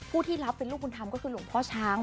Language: Thai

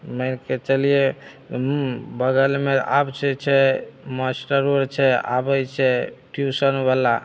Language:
Maithili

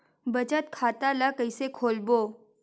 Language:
Chhattisgarhi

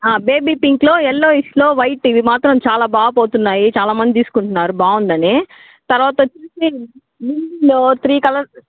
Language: Telugu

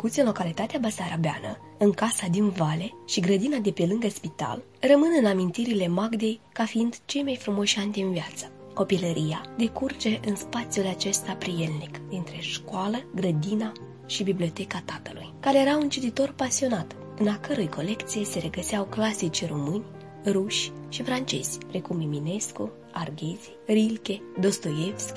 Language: Romanian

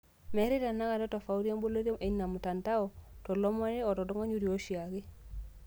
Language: Masai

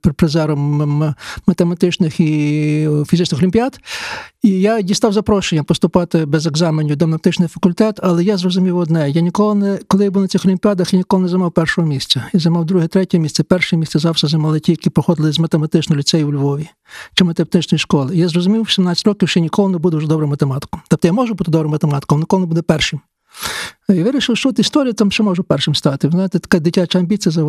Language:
Ukrainian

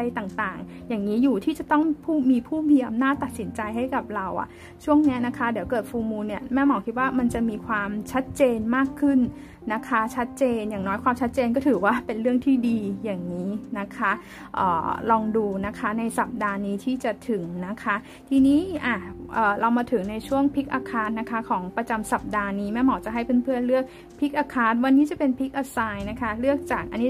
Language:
Thai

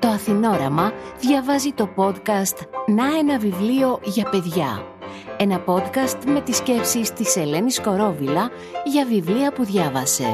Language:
Greek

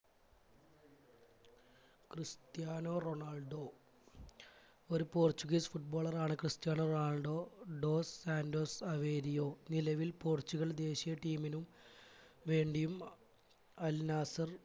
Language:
Malayalam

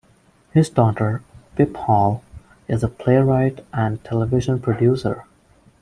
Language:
English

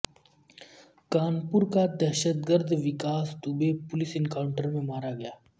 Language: Urdu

